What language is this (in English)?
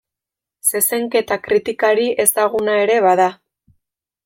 Basque